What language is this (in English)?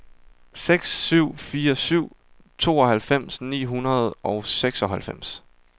Danish